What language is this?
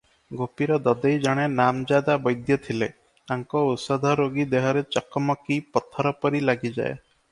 Odia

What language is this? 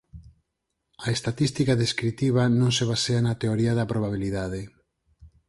Galician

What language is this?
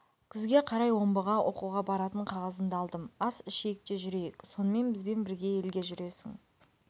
Kazakh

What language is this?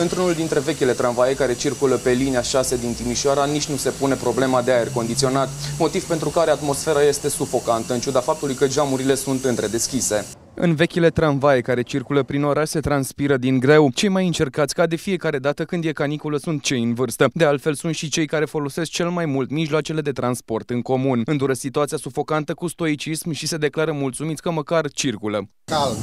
Romanian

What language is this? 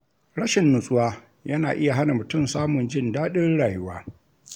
Hausa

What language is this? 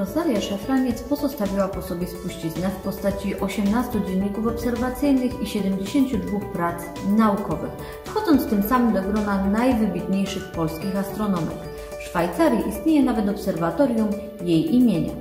Polish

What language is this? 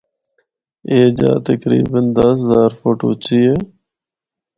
Northern Hindko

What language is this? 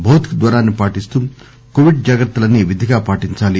Telugu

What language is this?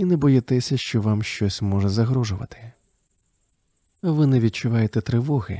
Ukrainian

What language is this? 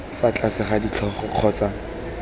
Tswana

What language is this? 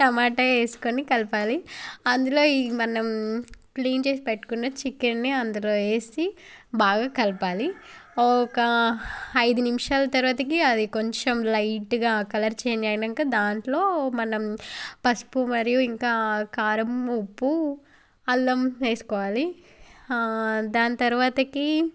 Telugu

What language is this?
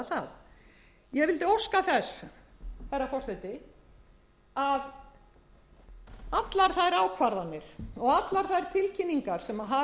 Icelandic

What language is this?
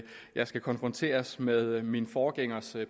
Danish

